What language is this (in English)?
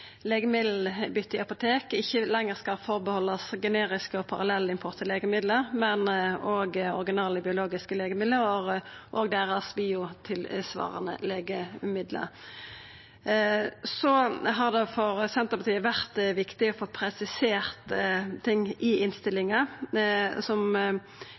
Norwegian Nynorsk